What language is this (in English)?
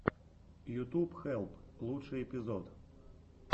Russian